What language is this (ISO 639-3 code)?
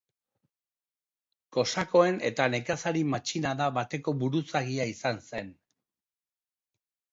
eus